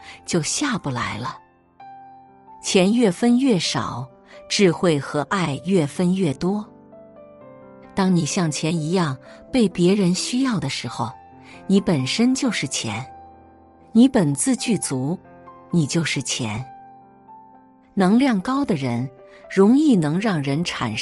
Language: Chinese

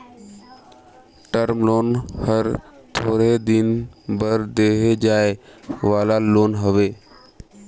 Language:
Chhattisgarhi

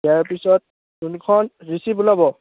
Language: Assamese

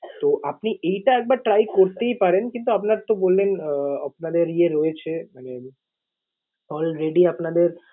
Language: Bangla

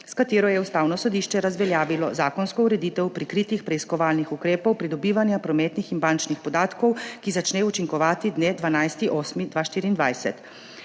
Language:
Slovenian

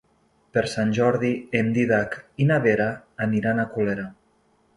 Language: Catalan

